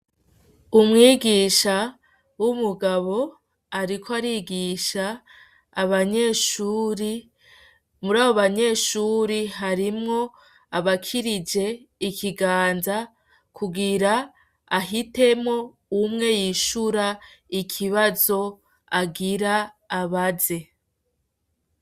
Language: Rundi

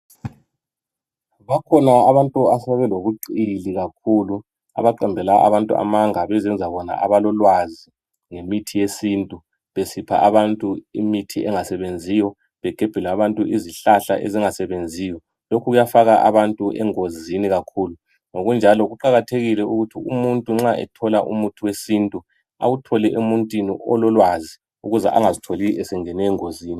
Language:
North Ndebele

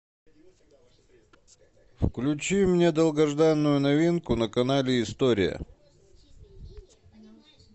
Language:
Russian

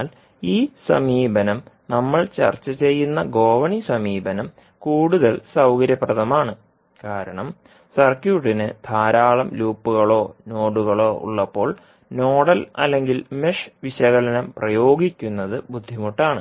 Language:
Malayalam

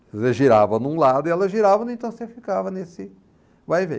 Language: Portuguese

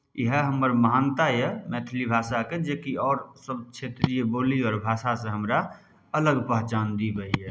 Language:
Maithili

